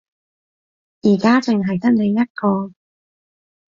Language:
Cantonese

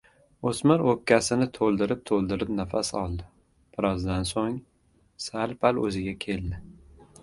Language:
Uzbek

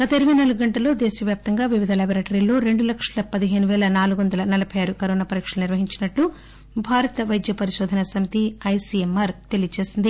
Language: Telugu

